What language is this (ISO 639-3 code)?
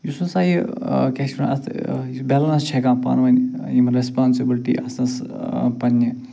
kas